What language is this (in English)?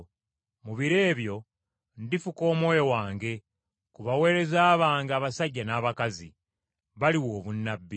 Ganda